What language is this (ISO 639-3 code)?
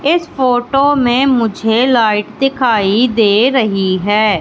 hin